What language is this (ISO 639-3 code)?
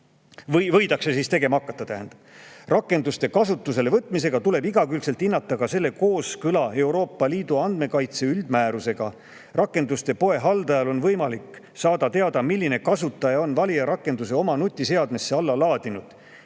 est